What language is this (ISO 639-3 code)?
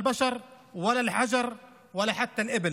heb